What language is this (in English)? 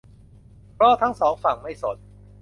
Thai